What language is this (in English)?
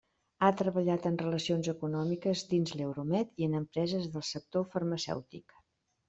Catalan